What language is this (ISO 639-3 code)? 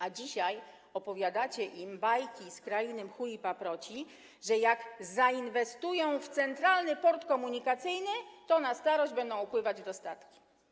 pol